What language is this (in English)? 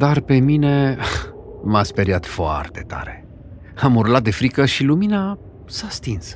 Romanian